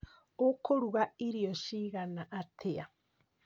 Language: Kikuyu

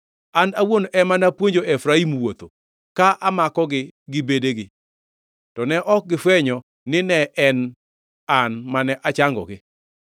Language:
Luo (Kenya and Tanzania)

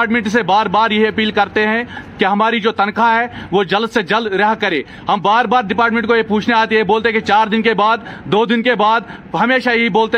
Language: Urdu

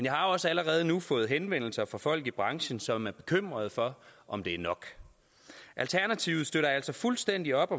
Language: Danish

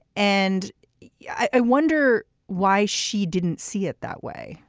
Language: English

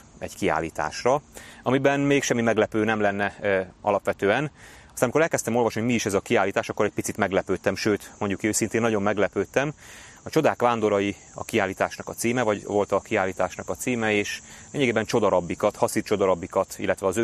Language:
Hungarian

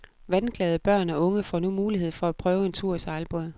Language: Danish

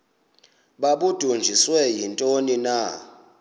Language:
Xhosa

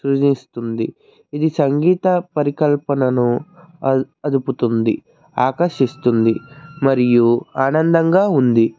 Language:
Telugu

